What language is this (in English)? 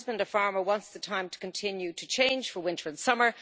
English